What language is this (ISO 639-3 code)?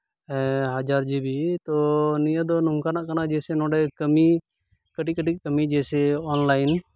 sat